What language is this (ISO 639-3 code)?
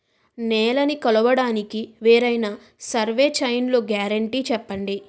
tel